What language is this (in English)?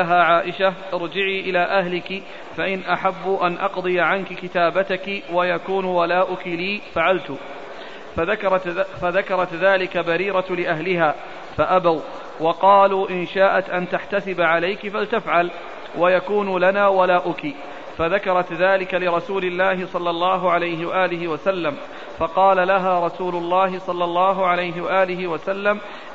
Arabic